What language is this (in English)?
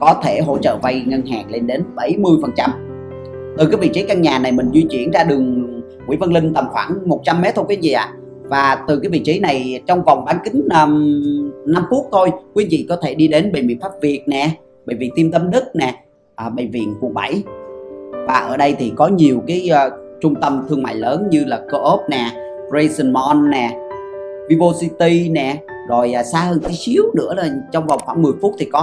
Vietnamese